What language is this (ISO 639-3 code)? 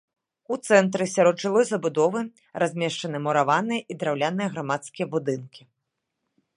bel